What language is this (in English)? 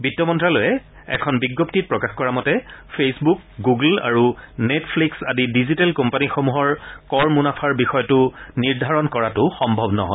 Assamese